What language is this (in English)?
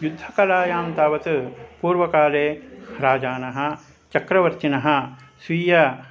Sanskrit